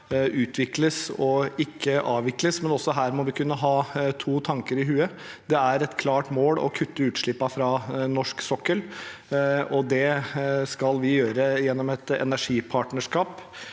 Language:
Norwegian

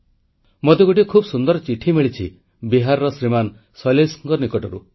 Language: Odia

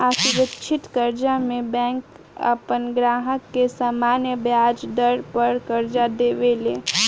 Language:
Bhojpuri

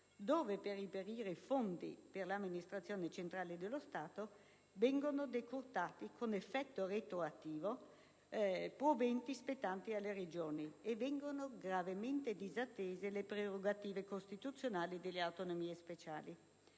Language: Italian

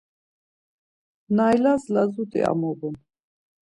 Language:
Laz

